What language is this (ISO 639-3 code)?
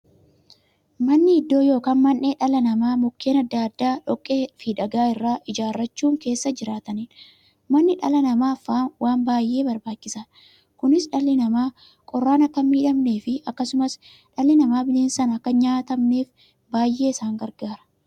orm